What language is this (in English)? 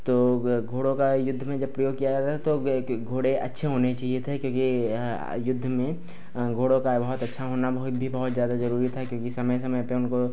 Hindi